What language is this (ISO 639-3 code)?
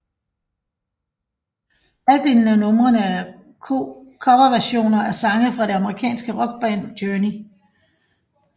dan